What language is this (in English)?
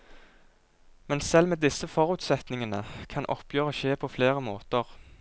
Norwegian